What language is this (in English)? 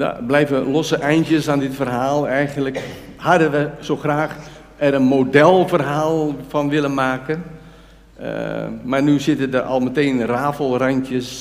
Dutch